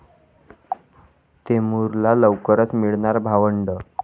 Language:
Marathi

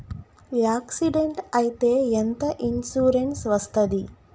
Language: Telugu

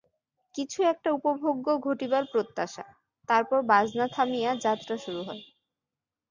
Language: Bangla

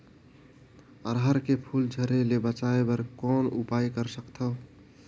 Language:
Chhattisgarhi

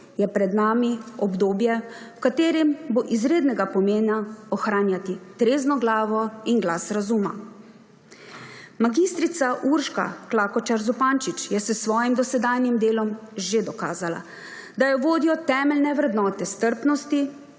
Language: Slovenian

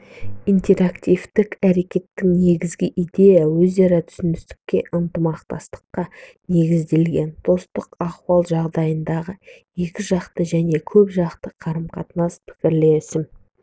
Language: Kazakh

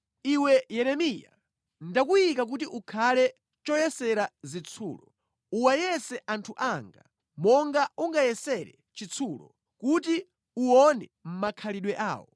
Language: Nyanja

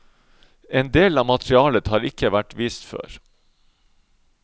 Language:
Norwegian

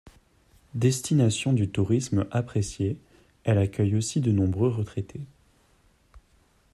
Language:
French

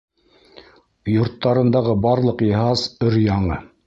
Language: Bashkir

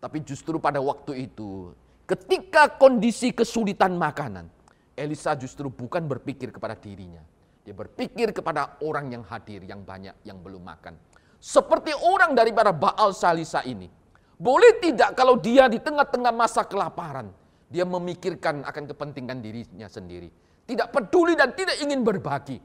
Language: Indonesian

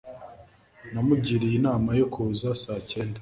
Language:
Kinyarwanda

